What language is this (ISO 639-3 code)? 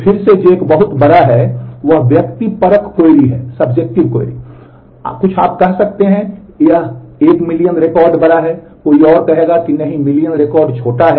hin